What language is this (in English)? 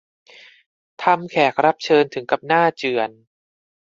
Thai